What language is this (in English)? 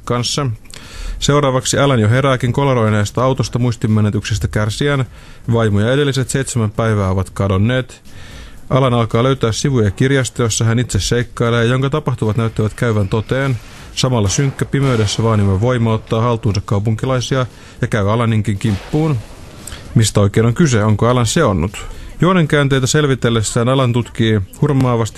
Finnish